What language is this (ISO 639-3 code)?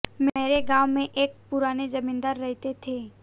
hin